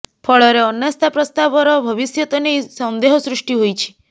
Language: Odia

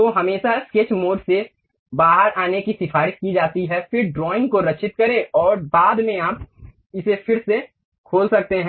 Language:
Hindi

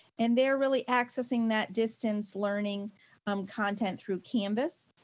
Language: English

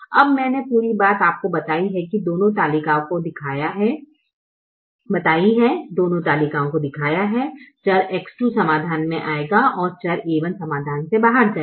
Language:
Hindi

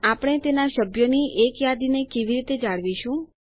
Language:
Gujarati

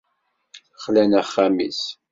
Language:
Kabyle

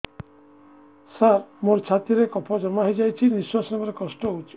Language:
Odia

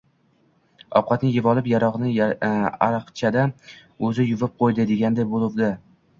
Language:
Uzbek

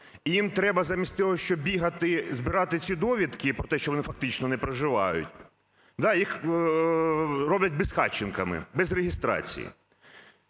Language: Ukrainian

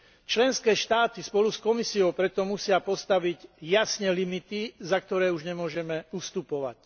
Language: Slovak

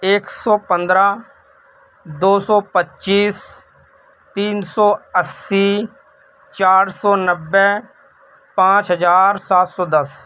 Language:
Urdu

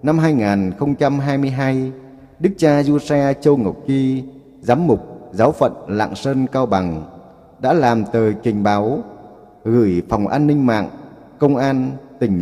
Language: Vietnamese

